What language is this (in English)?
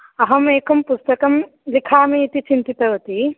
Sanskrit